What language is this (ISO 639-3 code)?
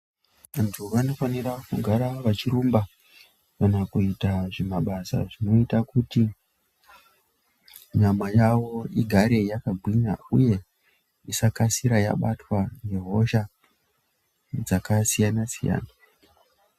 ndc